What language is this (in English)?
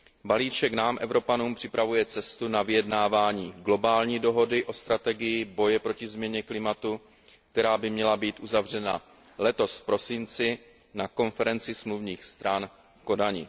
Czech